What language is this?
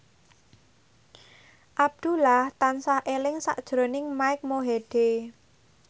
Javanese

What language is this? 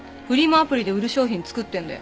Japanese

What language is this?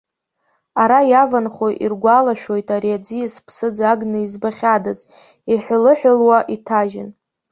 Abkhazian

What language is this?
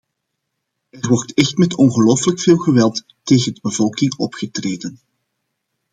Dutch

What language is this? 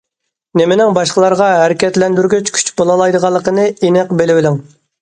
Uyghur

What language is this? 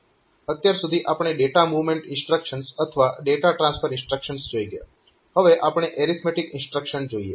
Gujarati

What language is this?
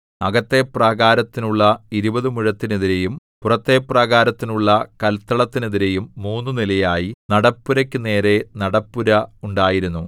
Malayalam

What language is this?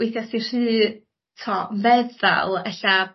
Welsh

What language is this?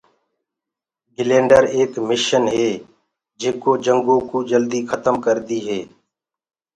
Gurgula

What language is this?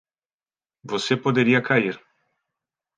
Portuguese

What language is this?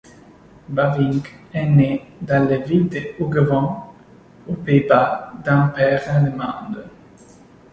French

